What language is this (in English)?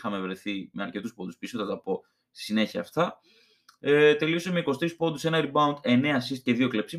Greek